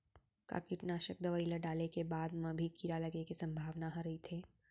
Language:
Chhattisgarhi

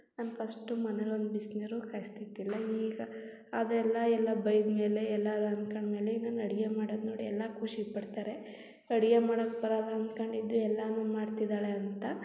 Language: Kannada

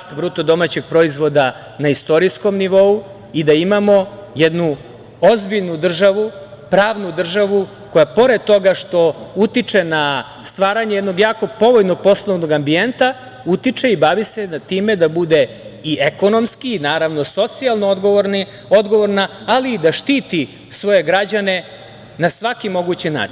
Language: Serbian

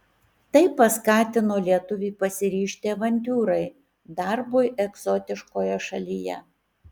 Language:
Lithuanian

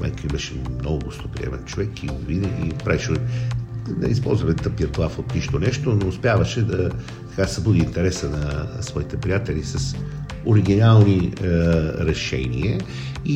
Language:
Bulgarian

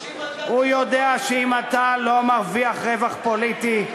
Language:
Hebrew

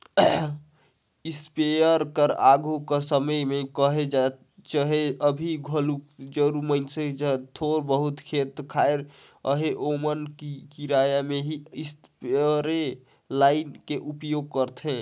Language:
Chhattisgarhi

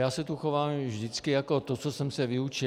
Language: Czech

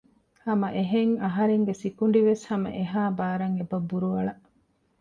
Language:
Divehi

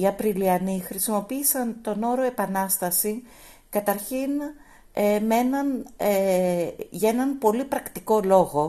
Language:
Greek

